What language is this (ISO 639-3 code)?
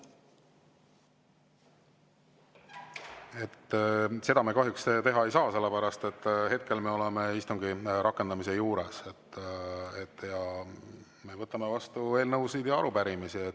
est